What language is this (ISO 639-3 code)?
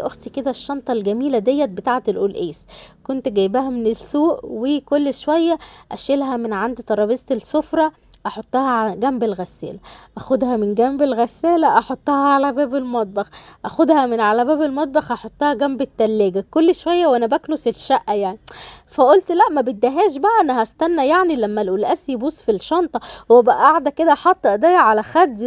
ara